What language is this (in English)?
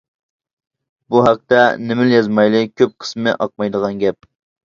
Uyghur